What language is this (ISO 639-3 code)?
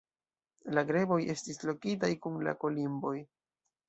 epo